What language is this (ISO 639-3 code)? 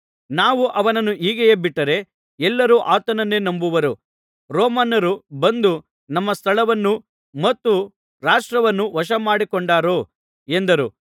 kan